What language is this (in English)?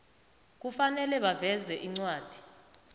South Ndebele